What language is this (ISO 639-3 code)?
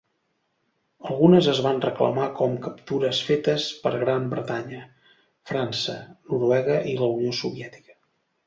cat